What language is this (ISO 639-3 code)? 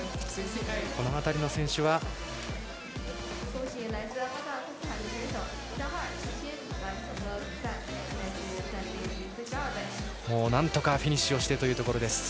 jpn